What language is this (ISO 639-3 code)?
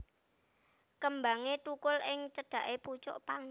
jav